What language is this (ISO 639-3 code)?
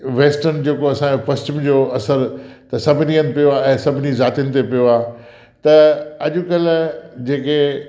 snd